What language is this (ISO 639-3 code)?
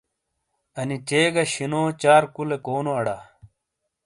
scl